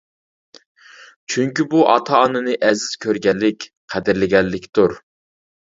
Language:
Uyghur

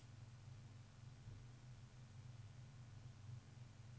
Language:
Norwegian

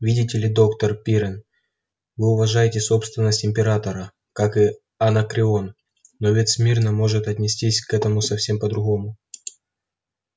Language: Russian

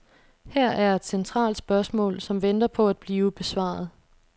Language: Danish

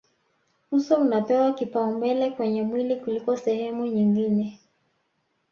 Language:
Swahili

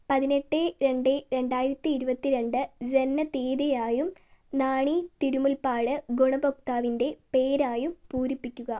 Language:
Malayalam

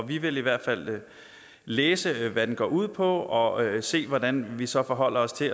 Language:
Danish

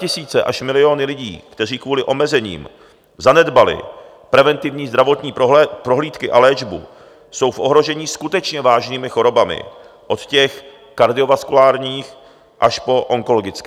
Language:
Czech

